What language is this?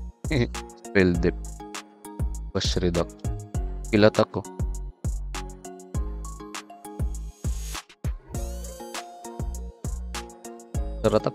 Filipino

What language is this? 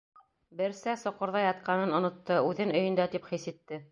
Bashkir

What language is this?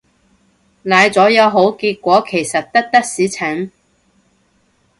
Cantonese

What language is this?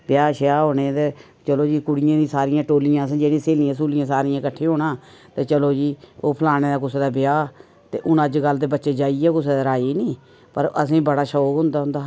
Dogri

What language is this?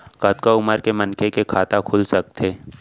Chhattisgarhi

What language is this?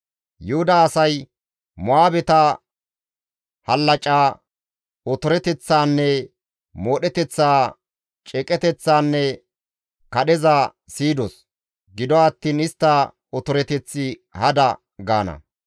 Gamo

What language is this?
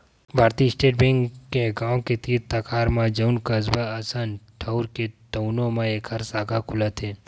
Chhattisgarhi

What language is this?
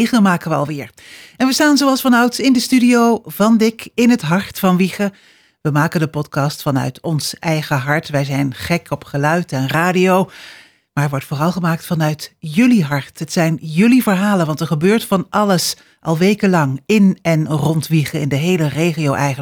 Dutch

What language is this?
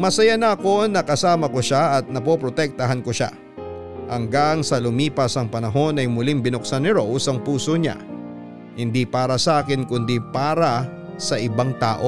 Filipino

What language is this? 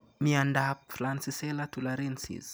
Kalenjin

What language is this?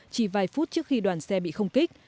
Vietnamese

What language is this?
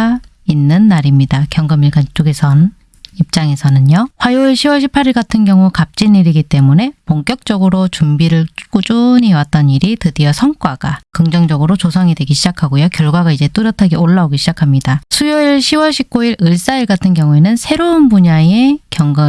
Korean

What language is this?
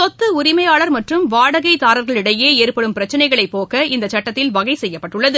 Tamil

